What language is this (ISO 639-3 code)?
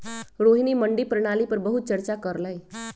mag